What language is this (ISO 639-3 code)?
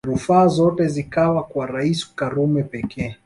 swa